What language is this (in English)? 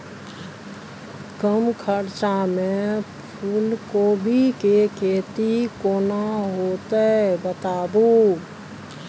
Maithili